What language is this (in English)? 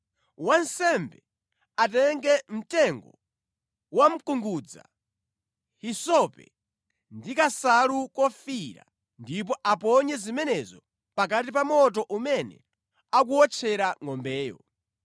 Nyanja